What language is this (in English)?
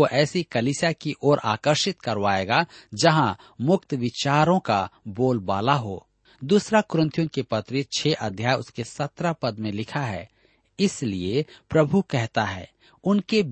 Hindi